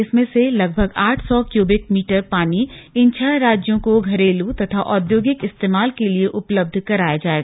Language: Hindi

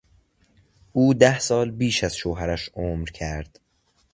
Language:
Persian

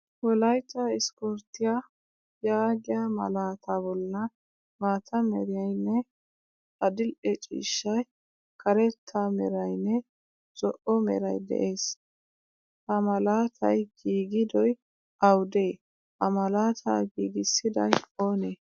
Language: Wolaytta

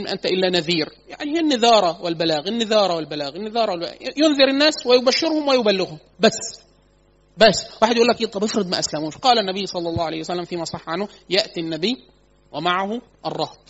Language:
Arabic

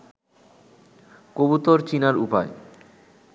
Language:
Bangla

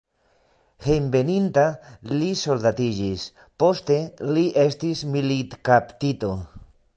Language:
Esperanto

